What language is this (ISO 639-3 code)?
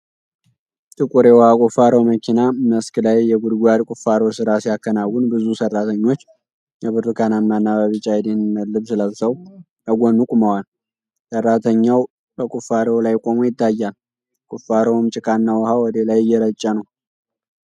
amh